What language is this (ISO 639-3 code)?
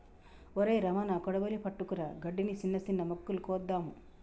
tel